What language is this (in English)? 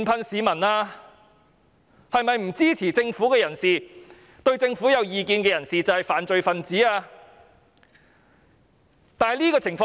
Cantonese